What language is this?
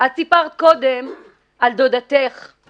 Hebrew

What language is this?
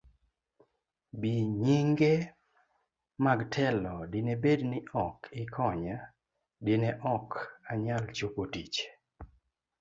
Luo (Kenya and Tanzania)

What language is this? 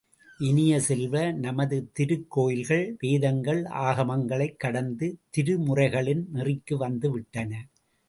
Tamil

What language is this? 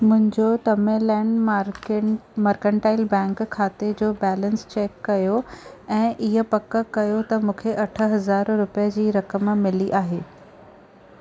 Sindhi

